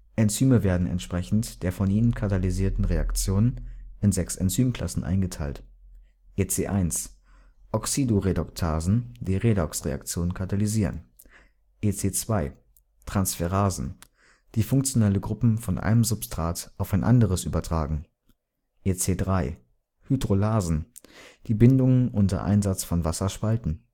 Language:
German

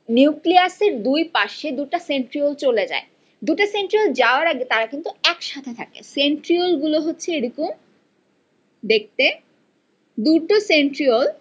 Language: Bangla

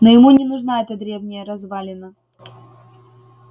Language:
Russian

